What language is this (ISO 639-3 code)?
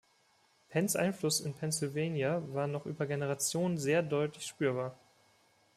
deu